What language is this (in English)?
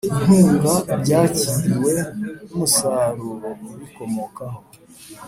Kinyarwanda